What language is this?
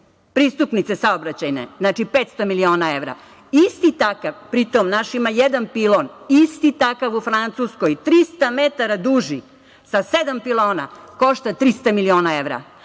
Serbian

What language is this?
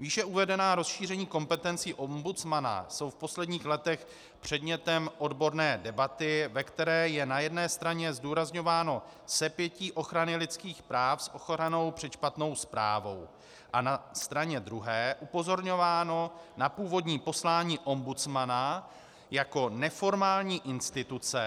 Czech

